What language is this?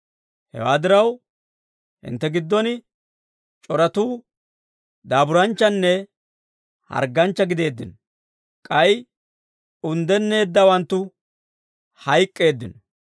Dawro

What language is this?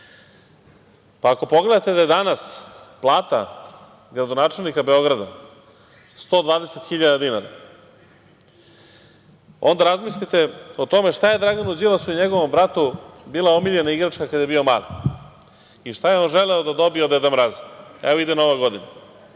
Serbian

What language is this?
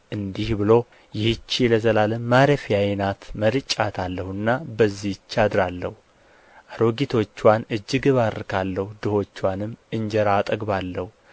Amharic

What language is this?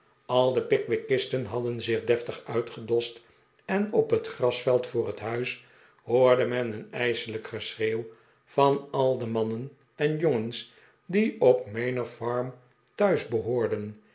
Dutch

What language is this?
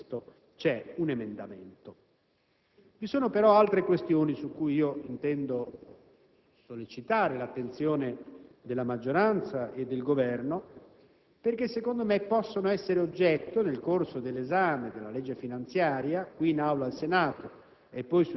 Italian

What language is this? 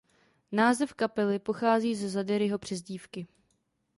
Czech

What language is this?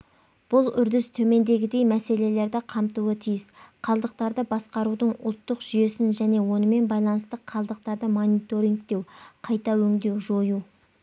Kazakh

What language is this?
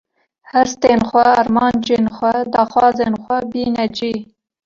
Kurdish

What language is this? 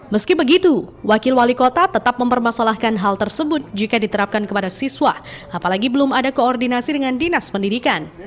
Indonesian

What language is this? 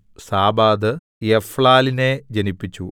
Malayalam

